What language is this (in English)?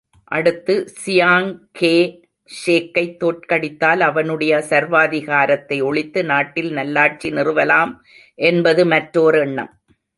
Tamil